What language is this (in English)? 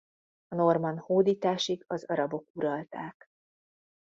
Hungarian